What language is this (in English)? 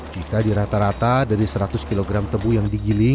Indonesian